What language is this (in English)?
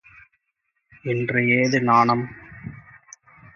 Tamil